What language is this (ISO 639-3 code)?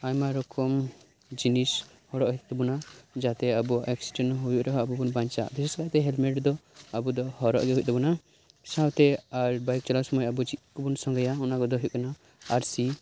sat